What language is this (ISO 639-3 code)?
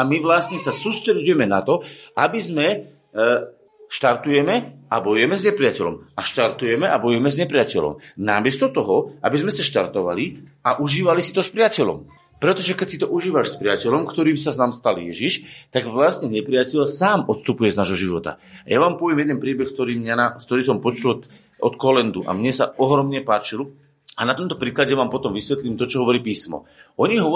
slk